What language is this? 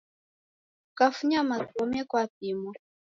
Taita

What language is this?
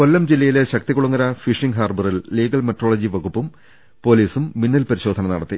Malayalam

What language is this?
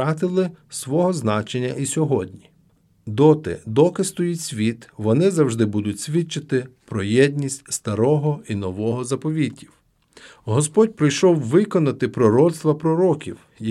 Ukrainian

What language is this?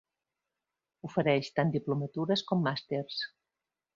Catalan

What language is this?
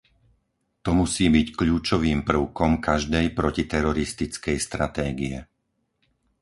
Slovak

